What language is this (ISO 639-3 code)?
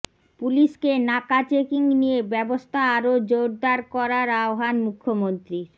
ben